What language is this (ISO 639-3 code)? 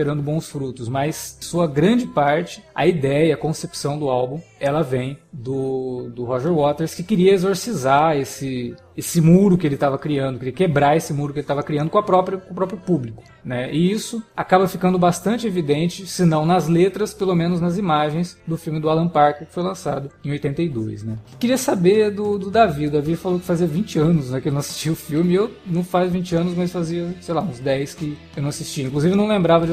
por